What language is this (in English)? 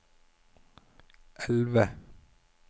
Norwegian